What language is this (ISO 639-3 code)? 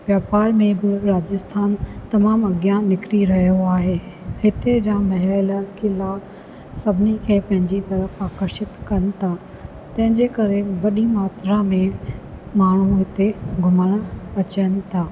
snd